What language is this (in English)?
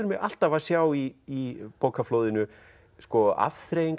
Icelandic